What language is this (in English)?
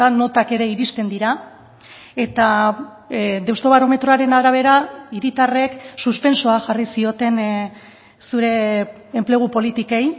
Basque